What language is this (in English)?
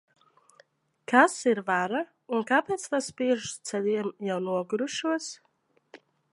Latvian